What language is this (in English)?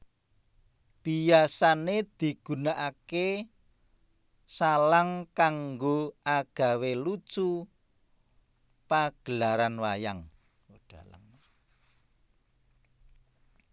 Javanese